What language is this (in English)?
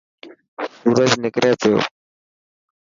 Dhatki